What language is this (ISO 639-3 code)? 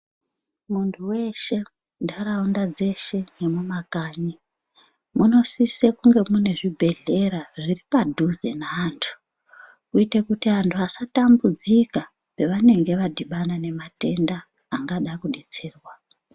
ndc